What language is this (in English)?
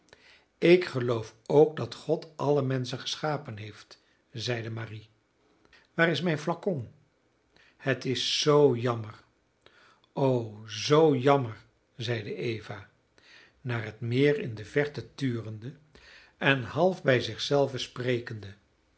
Dutch